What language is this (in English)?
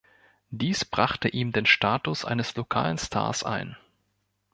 German